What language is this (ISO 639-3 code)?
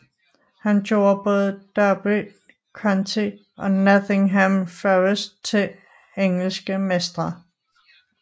dan